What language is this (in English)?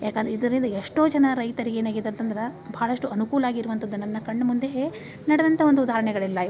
Kannada